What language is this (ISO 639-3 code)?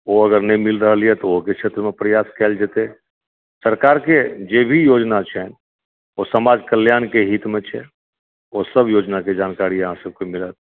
mai